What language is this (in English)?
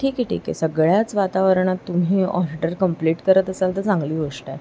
Marathi